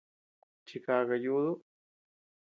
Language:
Tepeuxila Cuicatec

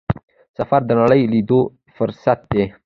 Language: Pashto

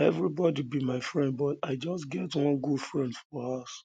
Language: Nigerian Pidgin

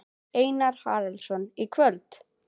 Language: Icelandic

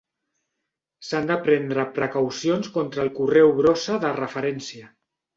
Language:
Catalan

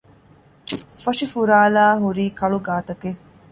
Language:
Divehi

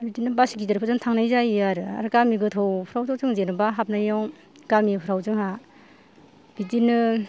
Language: Bodo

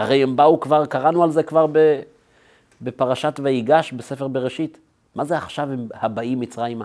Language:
Hebrew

